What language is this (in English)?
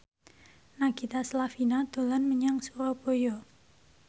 Javanese